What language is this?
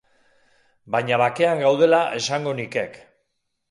Basque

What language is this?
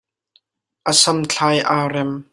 Hakha Chin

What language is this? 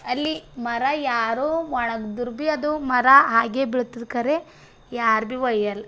Kannada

